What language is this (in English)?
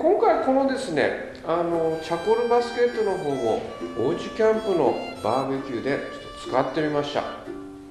Japanese